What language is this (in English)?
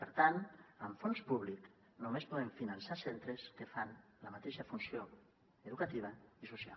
Catalan